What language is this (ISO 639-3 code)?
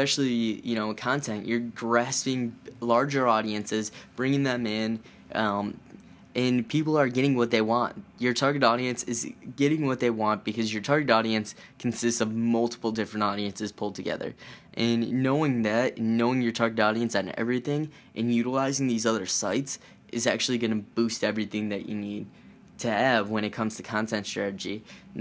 eng